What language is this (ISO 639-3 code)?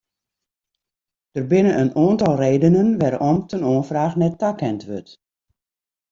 fry